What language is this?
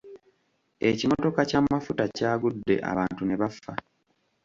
Ganda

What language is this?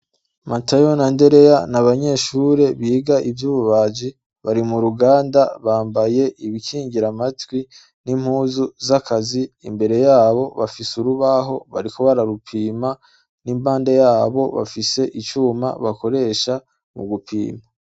Rundi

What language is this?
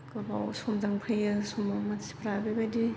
Bodo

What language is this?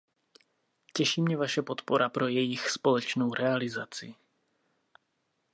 Czech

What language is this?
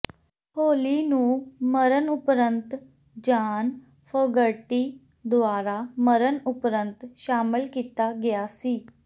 Punjabi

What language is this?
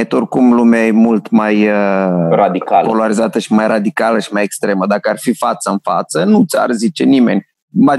Romanian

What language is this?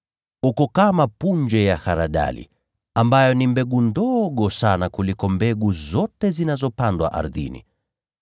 Swahili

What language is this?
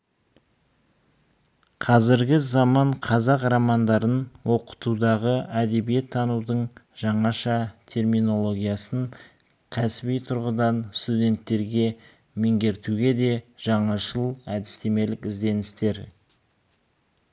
Kazakh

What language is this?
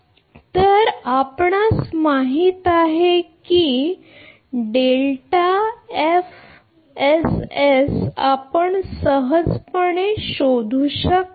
Marathi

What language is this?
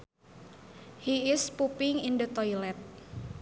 Sundanese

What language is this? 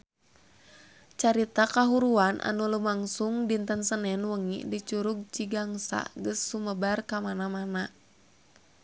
Sundanese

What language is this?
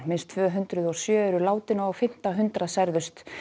Icelandic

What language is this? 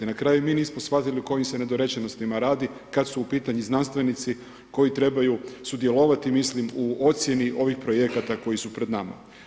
Croatian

